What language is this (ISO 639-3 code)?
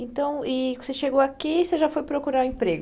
por